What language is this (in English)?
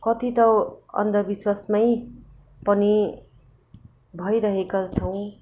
Nepali